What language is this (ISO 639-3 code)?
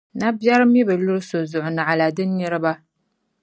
dag